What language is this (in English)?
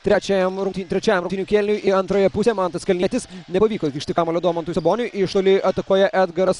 Lithuanian